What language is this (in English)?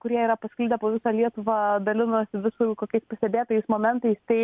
Lithuanian